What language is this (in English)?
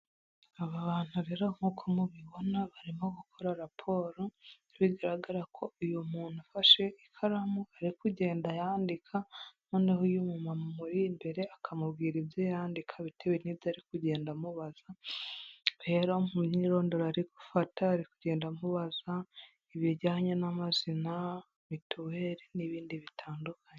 Kinyarwanda